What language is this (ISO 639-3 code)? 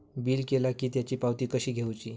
mar